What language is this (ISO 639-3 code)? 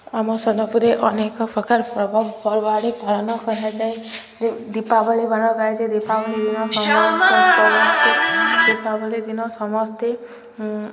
ori